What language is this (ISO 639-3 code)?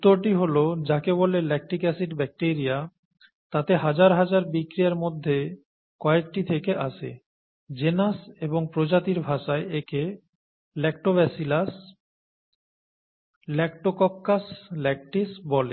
ben